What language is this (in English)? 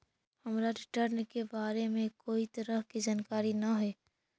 Magahi